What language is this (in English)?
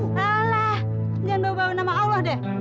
Indonesian